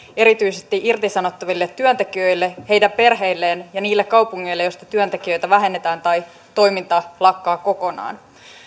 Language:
Finnish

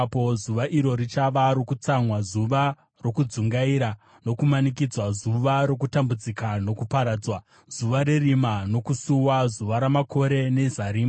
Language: Shona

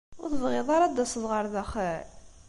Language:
Kabyle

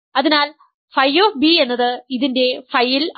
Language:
Malayalam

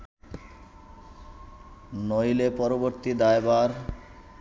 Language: Bangla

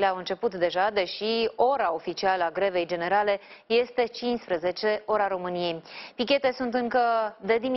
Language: Romanian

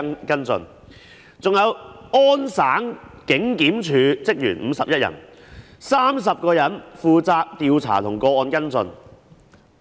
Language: Cantonese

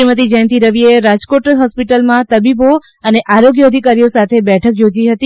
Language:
Gujarati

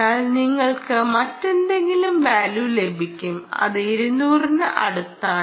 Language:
Malayalam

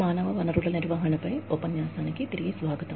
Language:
Telugu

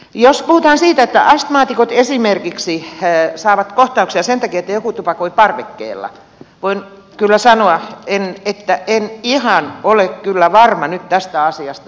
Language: Finnish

